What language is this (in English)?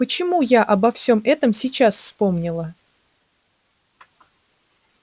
Russian